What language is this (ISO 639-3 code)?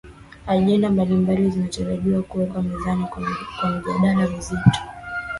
swa